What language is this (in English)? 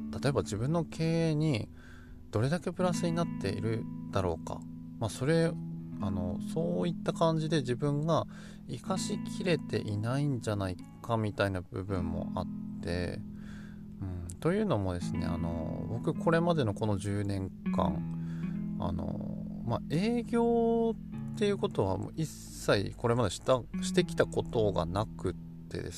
Japanese